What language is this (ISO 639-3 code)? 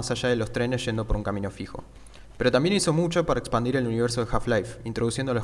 spa